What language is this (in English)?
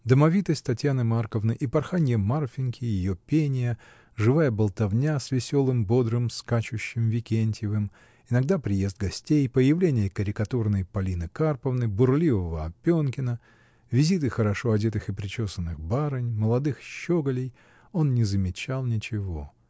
Russian